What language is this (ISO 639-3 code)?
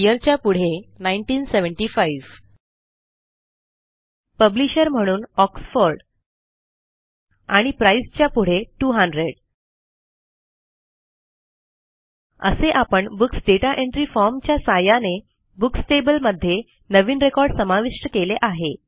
mar